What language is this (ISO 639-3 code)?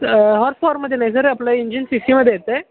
mar